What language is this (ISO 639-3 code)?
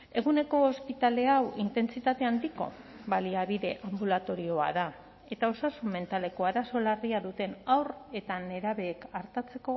eus